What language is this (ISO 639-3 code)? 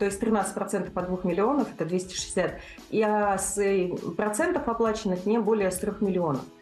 rus